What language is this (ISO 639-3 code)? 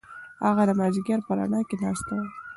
pus